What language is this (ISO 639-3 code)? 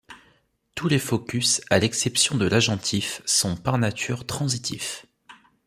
fra